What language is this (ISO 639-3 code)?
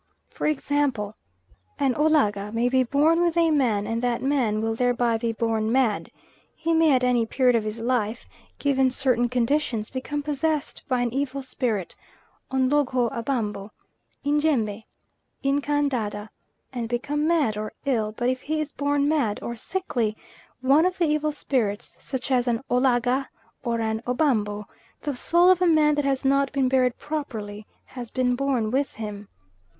eng